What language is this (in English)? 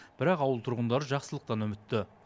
Kazakh